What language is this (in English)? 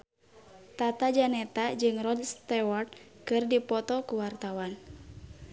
Sundanese